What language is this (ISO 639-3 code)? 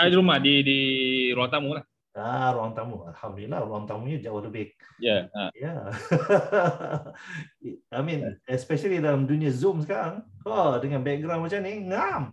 msa